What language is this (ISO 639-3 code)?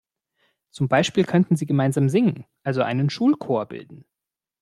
deu